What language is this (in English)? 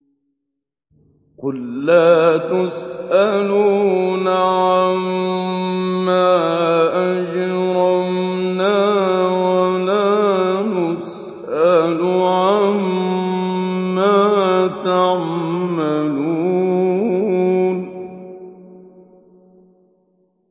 Arabic